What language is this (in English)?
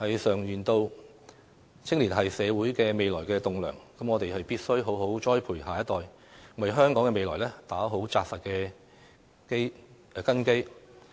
Cantonese